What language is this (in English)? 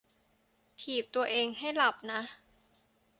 Thai